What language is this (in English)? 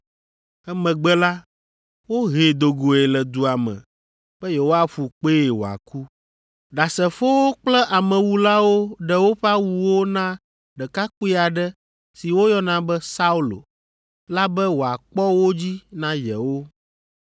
Ewe